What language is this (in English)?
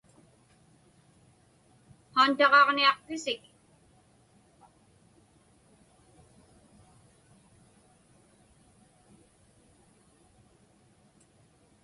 Inupiaq